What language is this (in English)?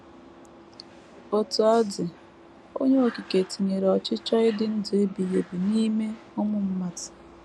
Igbo